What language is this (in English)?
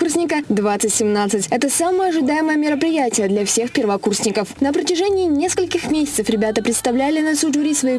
Russian